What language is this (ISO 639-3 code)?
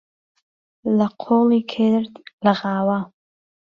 ckb